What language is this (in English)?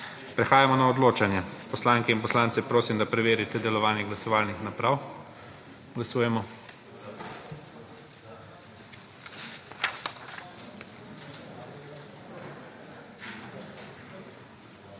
Slovenian